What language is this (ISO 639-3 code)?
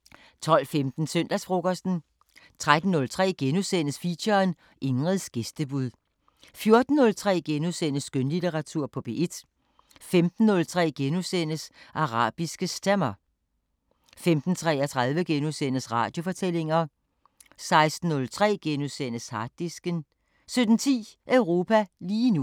dan